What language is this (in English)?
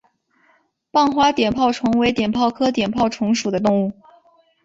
Chinese